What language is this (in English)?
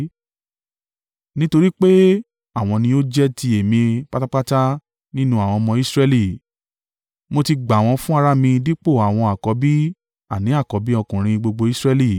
Yoruba